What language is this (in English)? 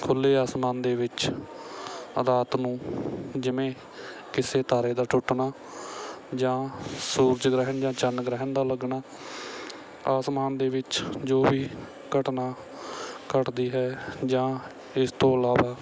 Punjabi